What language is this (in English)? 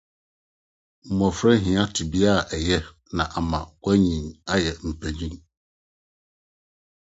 Akan